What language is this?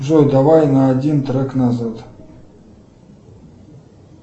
Russian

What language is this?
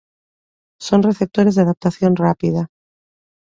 Galician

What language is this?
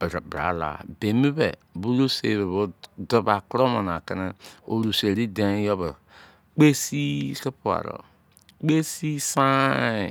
Izon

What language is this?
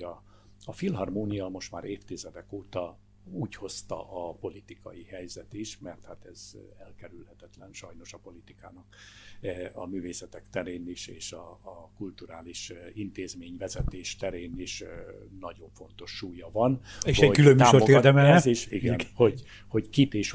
Hungarian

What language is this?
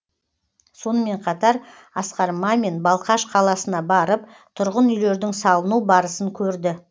Kazakh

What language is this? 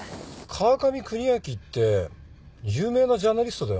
Japanese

